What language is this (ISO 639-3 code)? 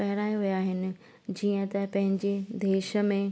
snd